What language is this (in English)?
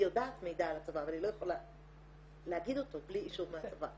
Hebrew